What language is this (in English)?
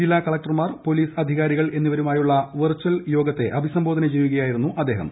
Malayalam